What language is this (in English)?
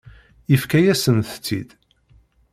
Kabyle